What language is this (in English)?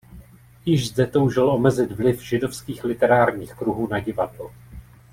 Czech